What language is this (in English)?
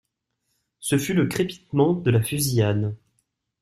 French